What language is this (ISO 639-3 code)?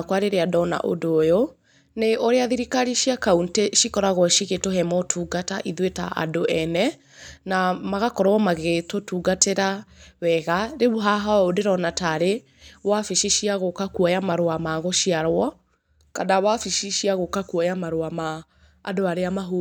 kik